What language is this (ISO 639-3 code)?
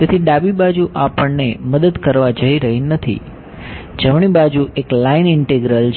guj